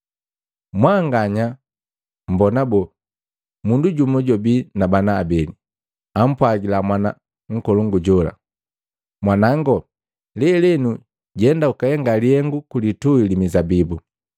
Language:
Matengo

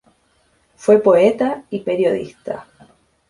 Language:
Spanish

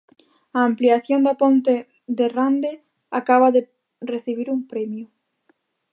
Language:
Galician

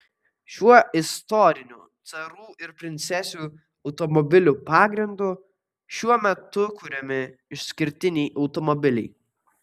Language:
Lithuanian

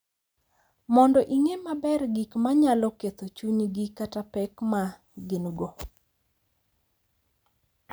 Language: Luo (Kenya and Tanzania)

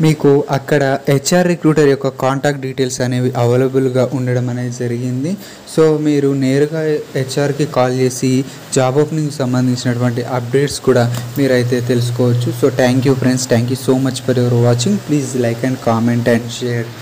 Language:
Hindi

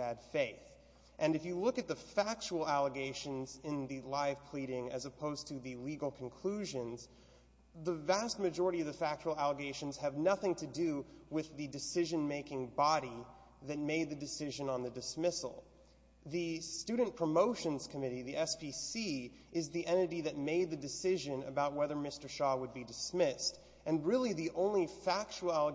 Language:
English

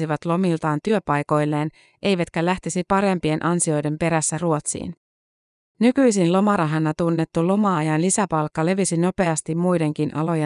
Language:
Finnish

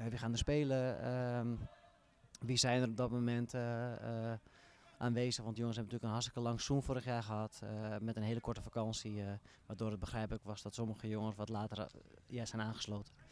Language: Dutch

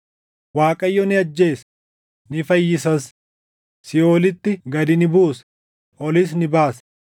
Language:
Oromo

